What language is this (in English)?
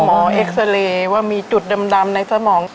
Thai